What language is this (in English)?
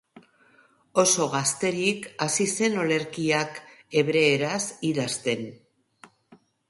Basque